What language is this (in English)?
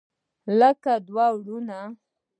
Pashto